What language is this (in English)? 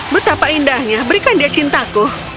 Indonesian